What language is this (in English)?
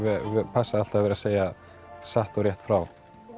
Icelandic